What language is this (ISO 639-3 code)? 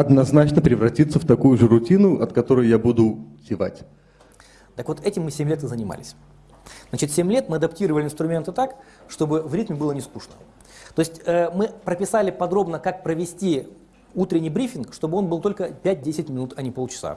rus